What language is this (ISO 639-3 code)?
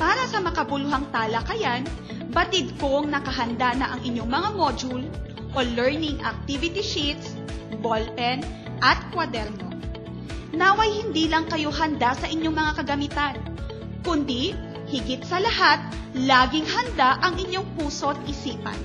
fil